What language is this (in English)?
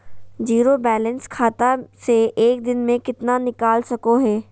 Magahi